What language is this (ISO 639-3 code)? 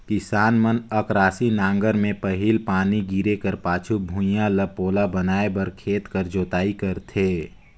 hne